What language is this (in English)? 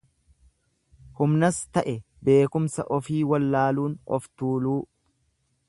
Oromo